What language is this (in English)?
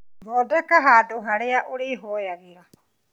Kikuyu